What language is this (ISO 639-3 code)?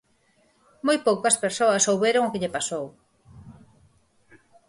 glg